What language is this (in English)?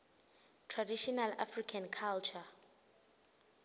Swati